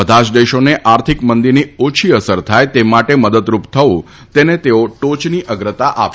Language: Gujarati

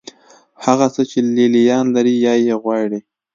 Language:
Pashto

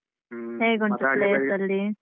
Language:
Kannada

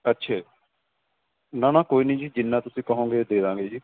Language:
Punjabi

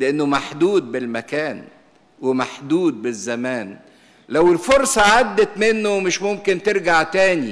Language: Arabic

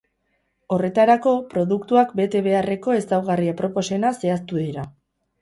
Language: Basque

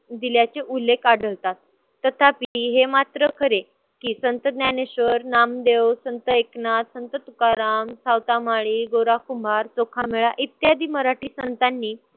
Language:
Marathi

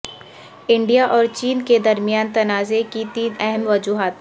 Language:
Urdu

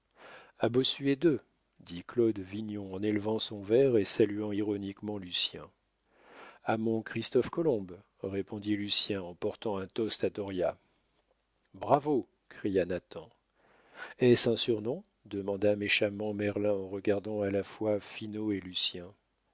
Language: French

